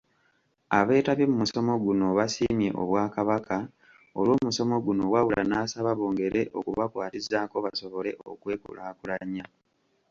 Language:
Ganda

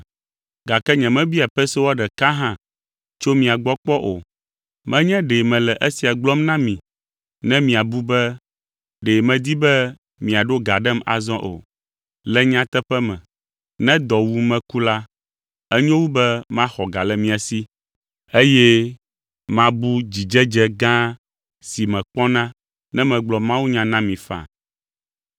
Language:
Ewe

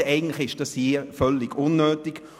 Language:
Swiss German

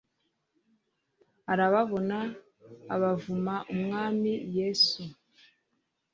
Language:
Kinyarwanda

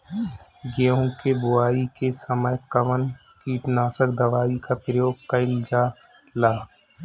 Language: Bhojpuri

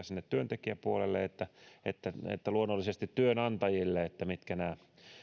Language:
Finnish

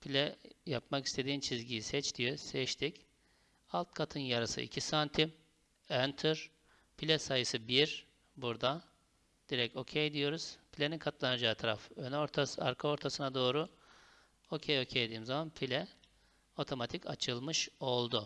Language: Turkish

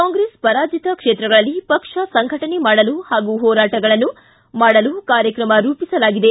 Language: Kannada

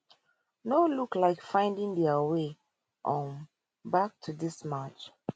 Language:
Nigerian Pidgin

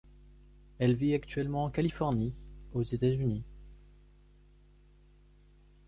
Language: French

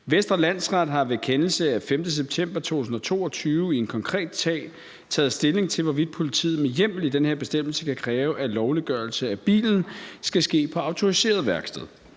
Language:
Danish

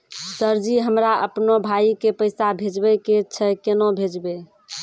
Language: Maithili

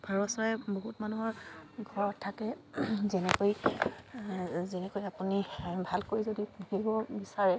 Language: Assamese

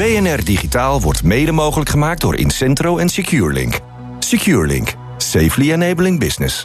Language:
Dutch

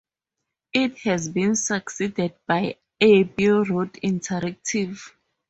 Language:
English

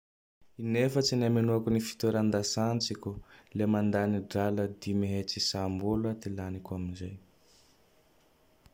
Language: Tandroy-Mahafaly Malagasy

